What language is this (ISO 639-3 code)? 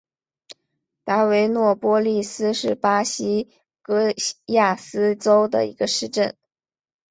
zho